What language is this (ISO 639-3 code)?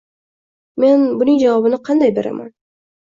uzb